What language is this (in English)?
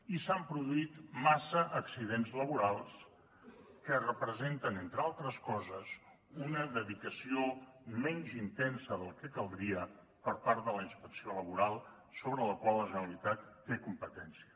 Catalan